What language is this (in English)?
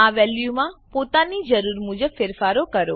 Gujarati